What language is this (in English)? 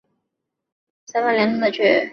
Chinese